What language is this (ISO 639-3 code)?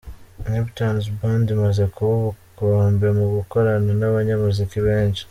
kin